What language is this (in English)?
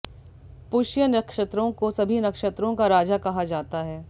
Hindi